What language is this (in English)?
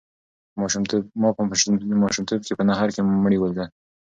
Pashto